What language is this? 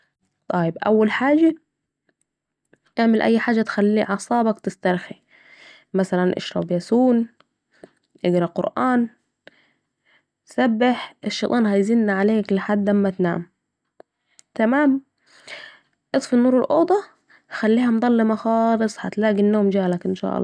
Saidi Arabic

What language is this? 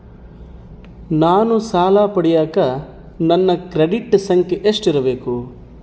Kannada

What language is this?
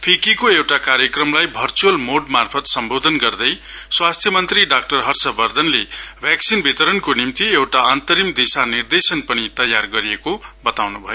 Nepali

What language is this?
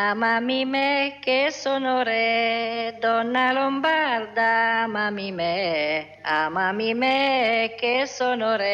Italian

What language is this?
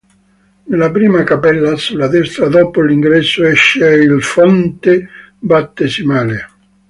Italian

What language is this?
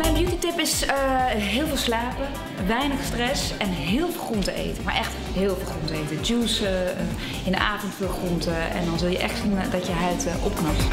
Dutch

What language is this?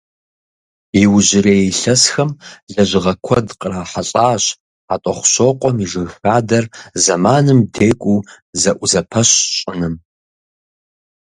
Kabardian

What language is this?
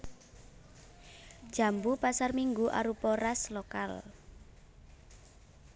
Javanese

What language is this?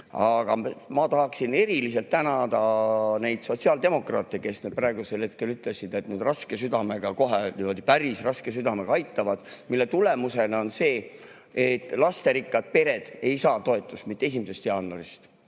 Estonian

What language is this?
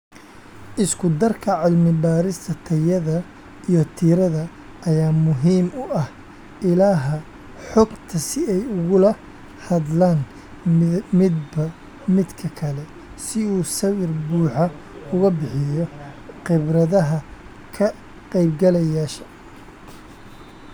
Somali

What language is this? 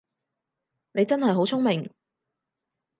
Cantonese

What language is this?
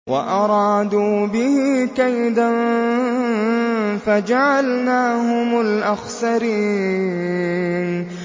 Arabic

